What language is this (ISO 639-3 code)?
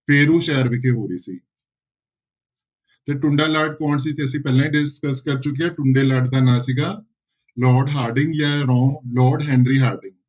pan